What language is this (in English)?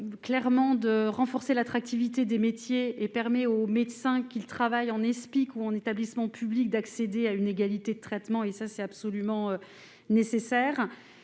French